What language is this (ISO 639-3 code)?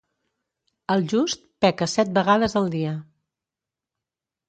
cat